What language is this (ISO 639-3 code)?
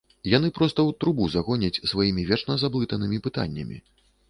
bel